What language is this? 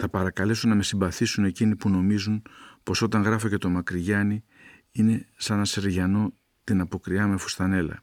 Greek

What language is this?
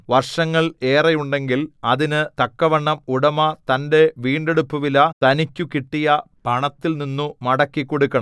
Malayalam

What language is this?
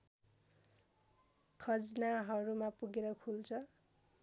Nepali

